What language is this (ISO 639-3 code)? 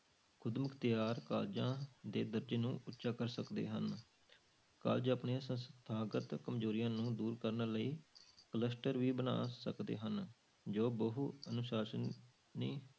pan